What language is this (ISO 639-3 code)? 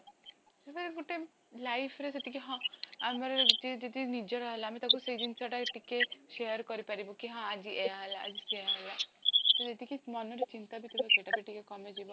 ori